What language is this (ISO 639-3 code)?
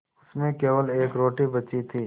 hin